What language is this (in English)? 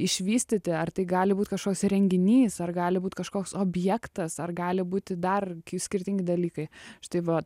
Lithuanian